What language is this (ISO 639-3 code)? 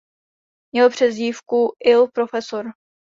ces